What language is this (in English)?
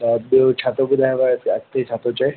Sindhi